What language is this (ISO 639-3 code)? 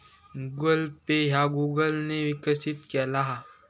mar